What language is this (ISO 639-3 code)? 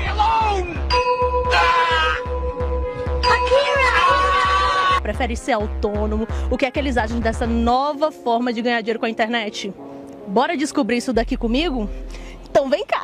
por